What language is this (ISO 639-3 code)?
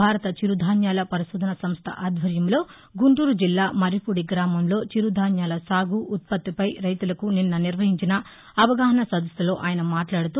tel